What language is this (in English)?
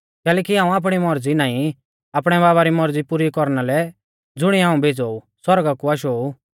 Mahasu Pahari